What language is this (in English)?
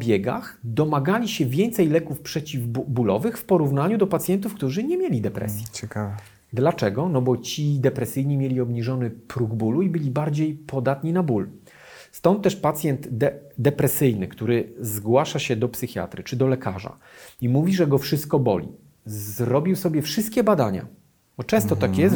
Polish